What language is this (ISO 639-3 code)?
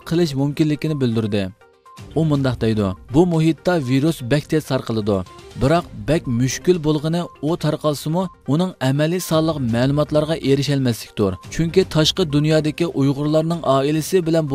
tur